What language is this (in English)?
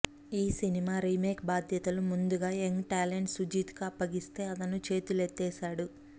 Telugu